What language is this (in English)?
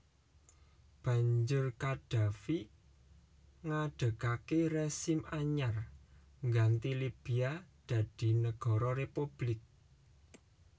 Javanese